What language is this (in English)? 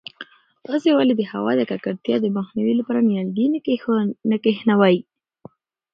Pashto